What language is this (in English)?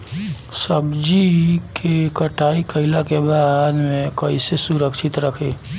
Bhojpuri